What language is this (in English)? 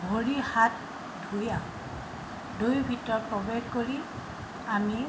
Assamese